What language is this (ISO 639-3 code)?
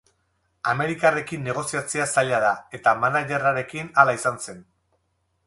eus